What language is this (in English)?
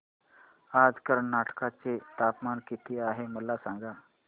Marathi